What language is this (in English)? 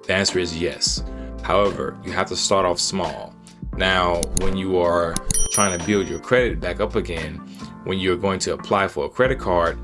English